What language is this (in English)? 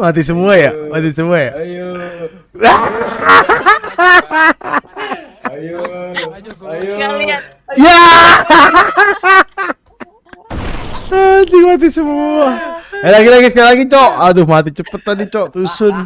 Indonesian